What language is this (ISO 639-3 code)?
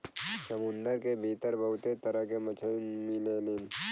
bho